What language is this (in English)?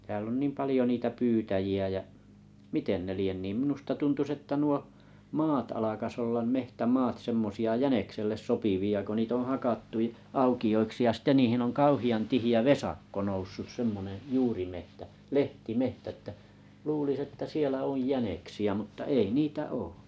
Finnish